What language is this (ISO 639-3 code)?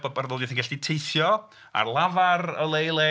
cym